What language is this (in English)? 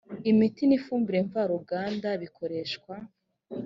Kinyarwanda